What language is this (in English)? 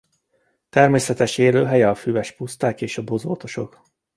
Hungarian